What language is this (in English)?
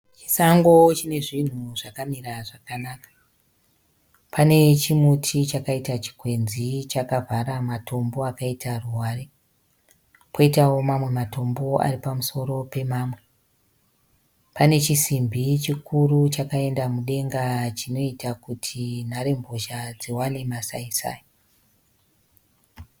Shona